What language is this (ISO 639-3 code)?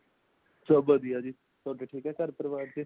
pan